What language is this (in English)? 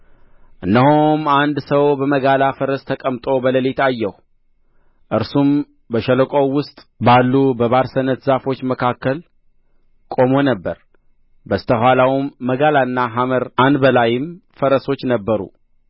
Amharic